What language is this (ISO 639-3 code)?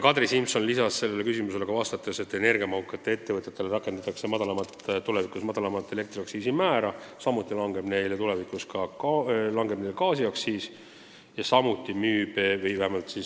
est